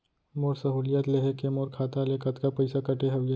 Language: Chhattisgarhi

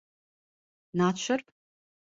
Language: Latvian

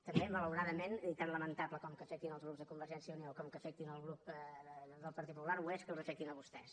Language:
Catalan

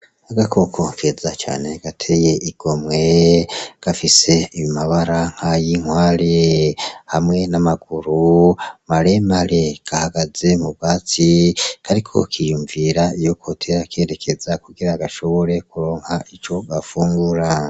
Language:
Rundi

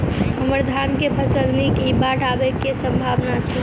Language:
Maithili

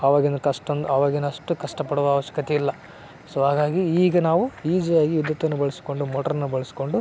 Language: Kannada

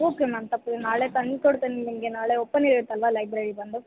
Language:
Kannada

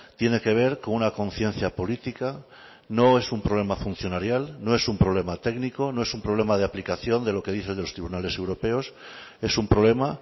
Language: Spanish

